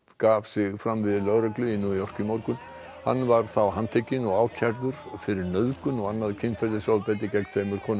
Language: Icelandic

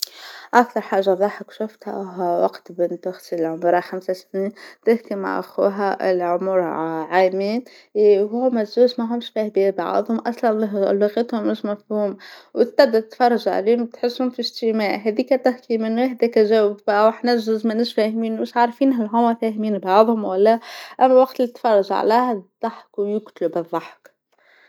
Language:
Tunisian Arabic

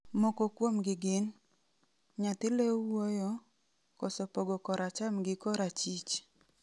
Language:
Luo (Kenya and Tanzania)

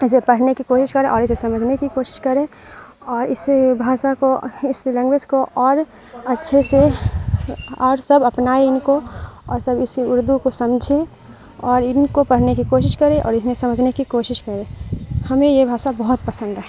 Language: Urdu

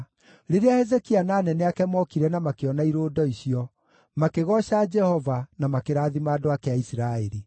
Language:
Kikuyu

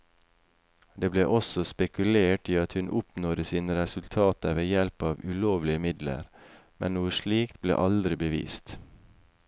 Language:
Norwegian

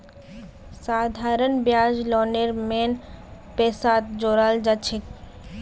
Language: Magahi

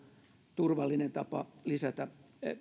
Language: Finnish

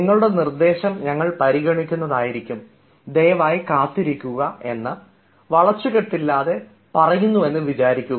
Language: Malayalam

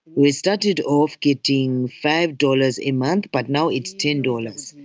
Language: English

